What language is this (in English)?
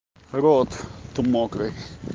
Russian